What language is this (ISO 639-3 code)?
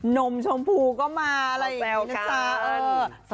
tha